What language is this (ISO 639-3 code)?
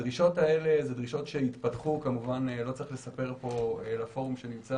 heb